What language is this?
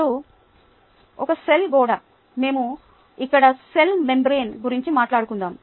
Telugu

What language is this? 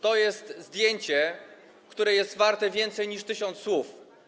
Polish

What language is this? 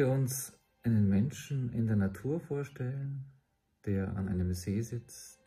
German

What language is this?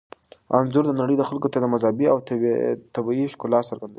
Pashto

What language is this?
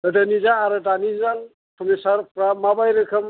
Bodo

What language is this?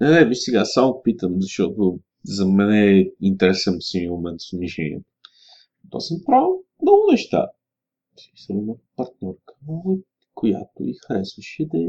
Bulgarian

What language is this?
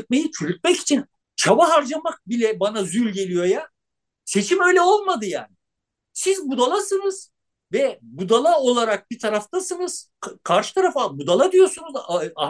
Turkish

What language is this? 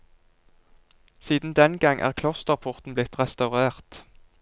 Norwegian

